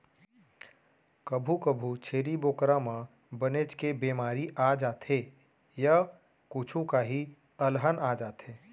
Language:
Chhattisgarhi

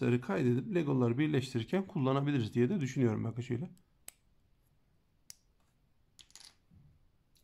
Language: Turkish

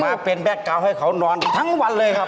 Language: Thai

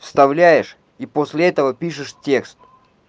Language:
Russian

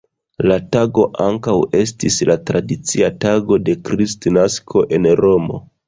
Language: Esperanto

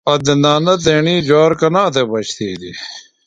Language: Phalura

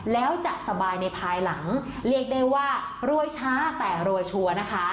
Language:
Thai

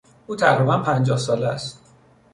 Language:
Persian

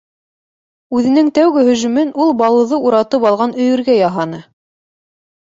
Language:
Bashkir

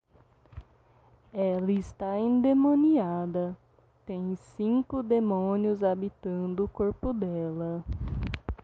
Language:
Portuguese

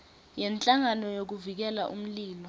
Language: Swati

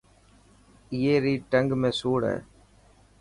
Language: Dhatki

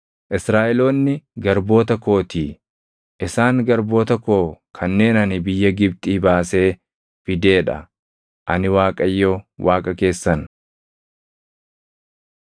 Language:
Oromo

